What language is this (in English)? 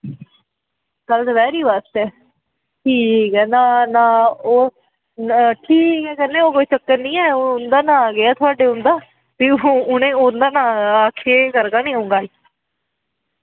Dogri